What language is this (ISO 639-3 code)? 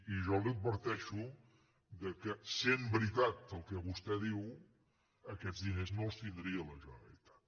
cat